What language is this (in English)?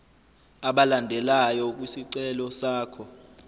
Zulu